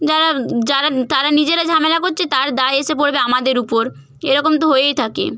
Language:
Bangla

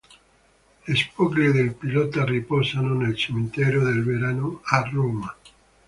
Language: Italian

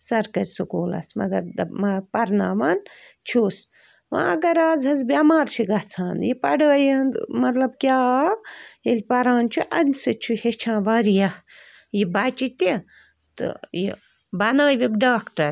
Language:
Kashmiri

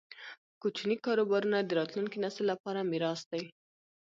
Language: Pashto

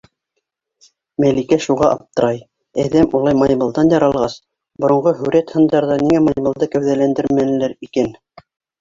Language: Bashkir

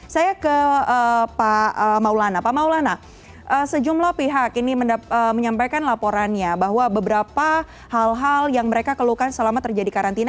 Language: Indonesian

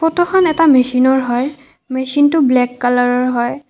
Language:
Assamese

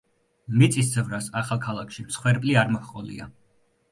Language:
Georgian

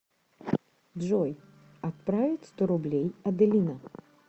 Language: Russian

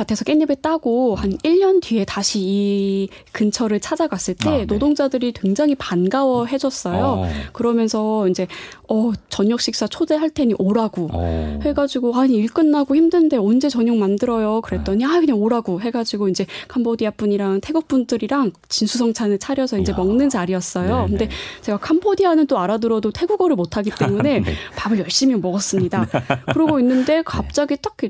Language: Korean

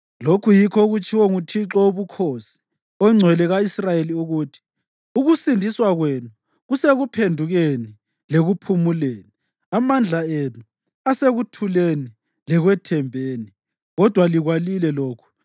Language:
North Ndebele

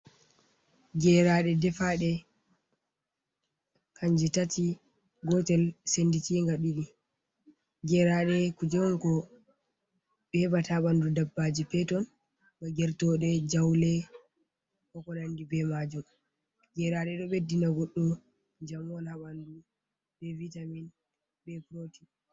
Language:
Fula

